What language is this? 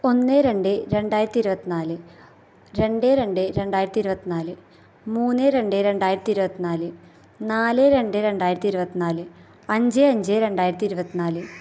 Malayalam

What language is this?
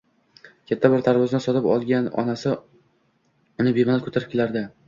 Uzbek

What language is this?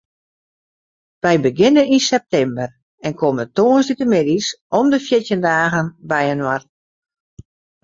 Western Frisian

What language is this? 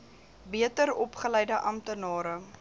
Afrikaans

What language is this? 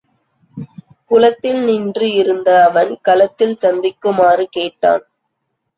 Tamil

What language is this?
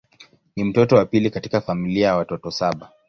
Swahili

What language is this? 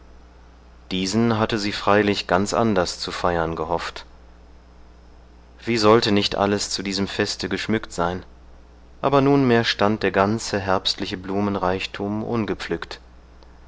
German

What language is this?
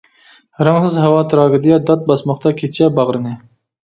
Uyghur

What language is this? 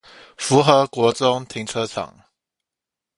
Chinese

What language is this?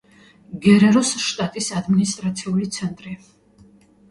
Georgian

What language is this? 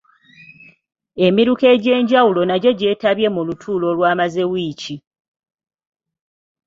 Ganda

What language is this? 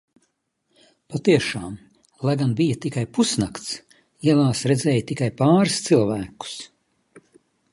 Latvian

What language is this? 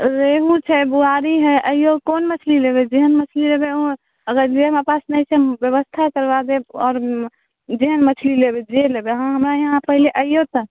Maithili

